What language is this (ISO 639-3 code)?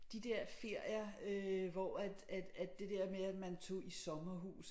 dan